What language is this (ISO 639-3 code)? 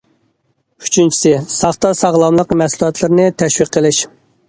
uig